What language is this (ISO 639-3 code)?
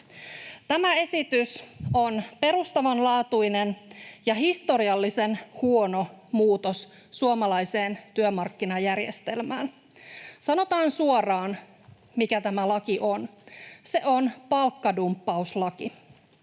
fin